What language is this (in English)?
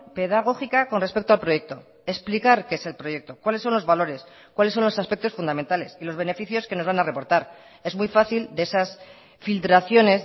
Spanish